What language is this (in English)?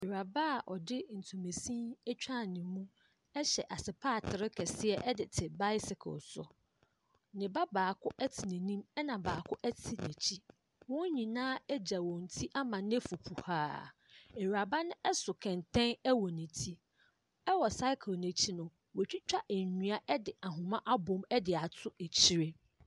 Akan